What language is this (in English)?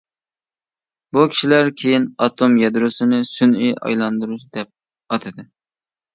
Uyghur